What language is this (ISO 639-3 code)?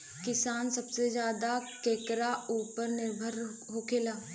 bho